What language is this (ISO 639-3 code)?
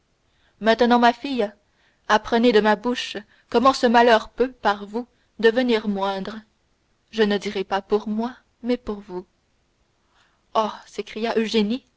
fra